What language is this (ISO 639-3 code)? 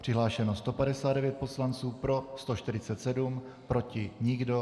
ces